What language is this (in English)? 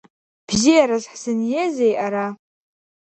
Abkhazian